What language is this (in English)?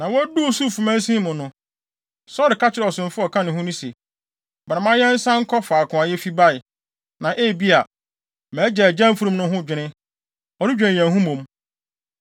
Akan